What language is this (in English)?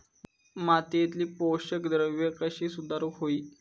Marathi